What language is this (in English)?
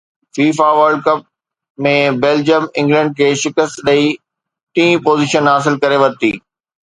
Sindhi